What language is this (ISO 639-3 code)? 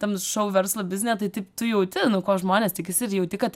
lit